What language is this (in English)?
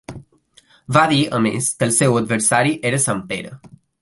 Catalan